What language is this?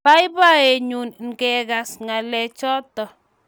Kalenjin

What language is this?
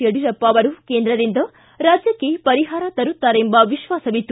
Kannada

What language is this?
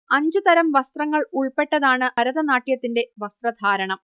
Malayalam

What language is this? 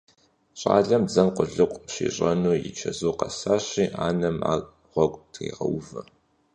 Kabardian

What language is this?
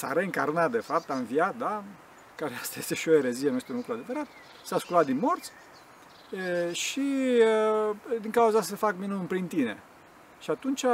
Romanian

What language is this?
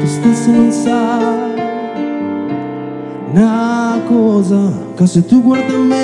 Italian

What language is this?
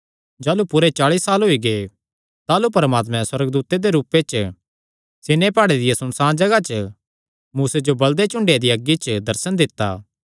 Kangri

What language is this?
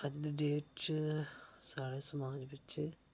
Dogri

